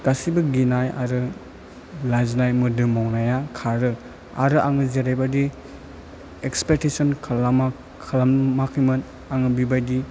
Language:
Bodo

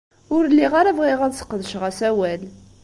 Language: Kabyle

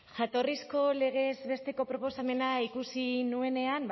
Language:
Basque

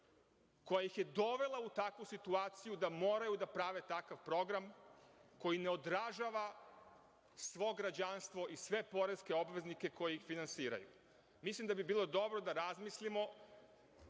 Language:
Serbian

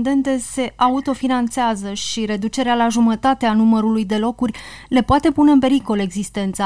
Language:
Romanian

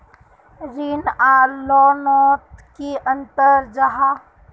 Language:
Magahi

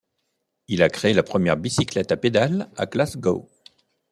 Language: French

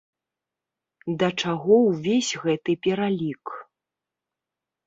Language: Belarusian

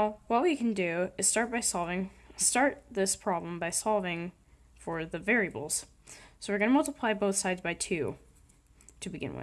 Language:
English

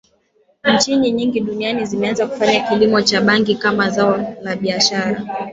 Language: Swahili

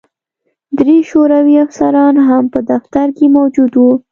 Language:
Pashto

